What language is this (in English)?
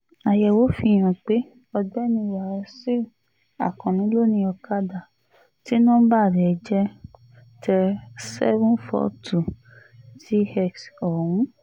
Yoruba